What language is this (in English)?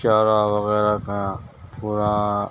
Urdu